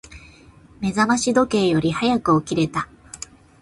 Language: Japanese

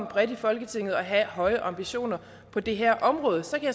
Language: Danish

